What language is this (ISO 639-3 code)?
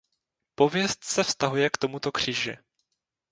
ces